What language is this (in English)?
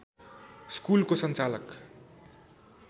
Nepali